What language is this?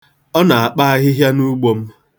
Igbo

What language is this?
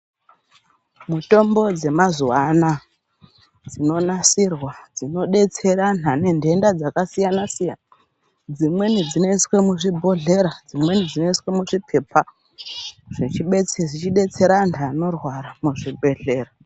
Ndau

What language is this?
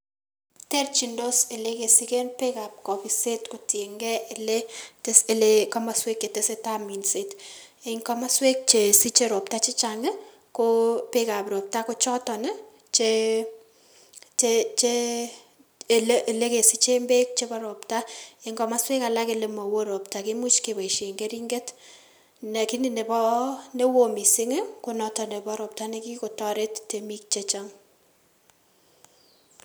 Kalenjin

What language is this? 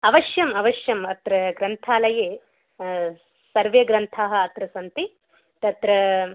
Sanskrit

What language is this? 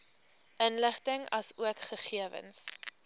Afrikaans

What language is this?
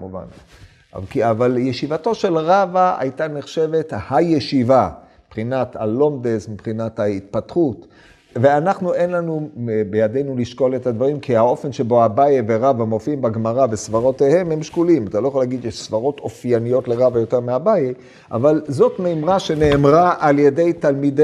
Hebrew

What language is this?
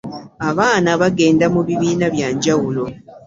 Ganda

